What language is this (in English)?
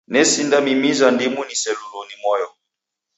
Taita